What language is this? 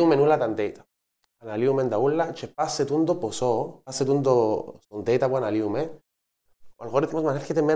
Greek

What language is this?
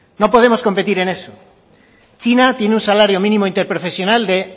Spanish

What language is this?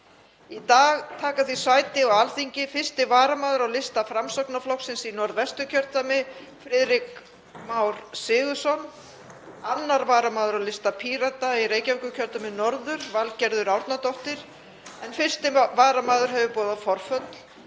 Icelandic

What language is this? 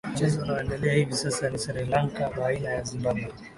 Swahili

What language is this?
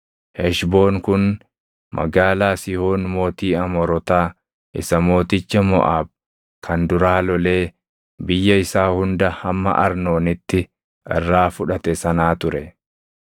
Oromo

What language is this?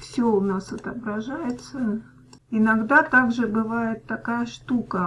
Russian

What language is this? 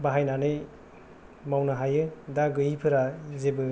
Bodo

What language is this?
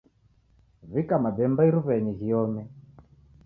Taita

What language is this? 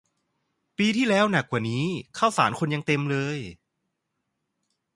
Thai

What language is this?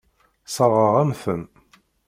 Kabyle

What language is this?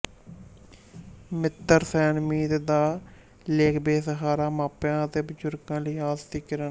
Punjabi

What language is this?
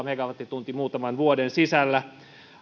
Finnish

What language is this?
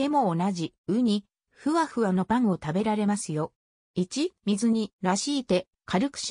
Japanese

